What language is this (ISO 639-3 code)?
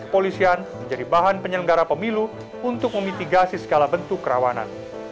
ind